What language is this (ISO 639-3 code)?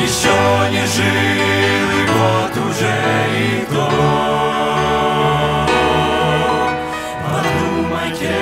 rus